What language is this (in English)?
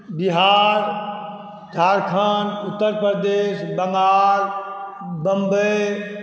Maithili